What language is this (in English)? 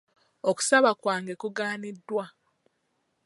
Ganda